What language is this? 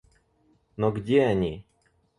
Russian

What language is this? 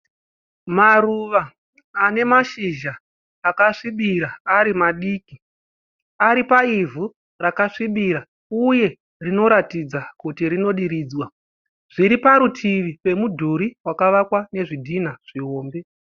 Shona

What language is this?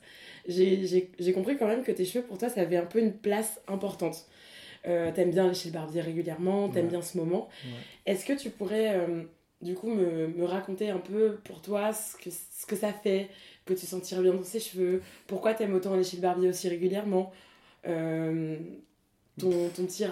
French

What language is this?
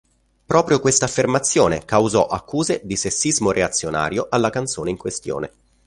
Italian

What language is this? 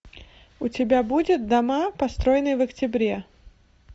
Russian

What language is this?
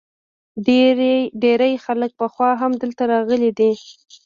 Pashto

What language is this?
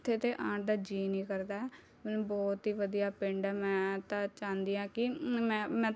Punjabi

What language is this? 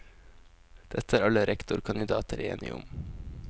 Norwegian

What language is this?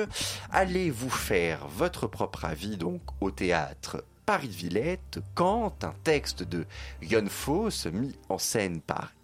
French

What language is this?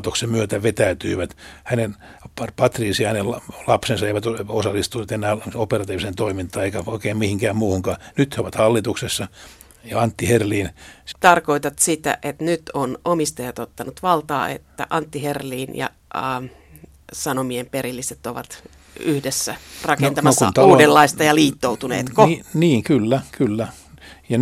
Finnish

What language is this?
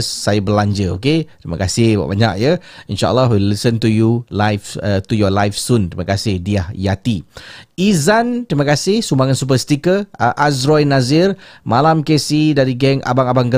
Malay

